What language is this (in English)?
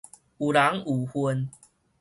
Min Nan Chinese